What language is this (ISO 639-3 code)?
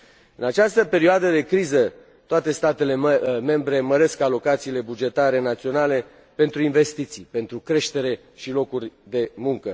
ron